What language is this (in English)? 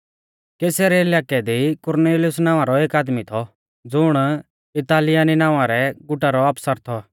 Mahasu Pahari